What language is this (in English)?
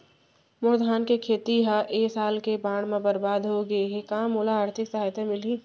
Chhattisgarhi